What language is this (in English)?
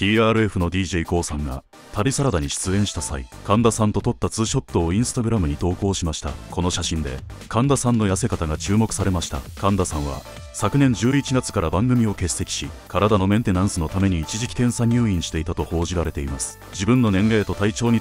Japanese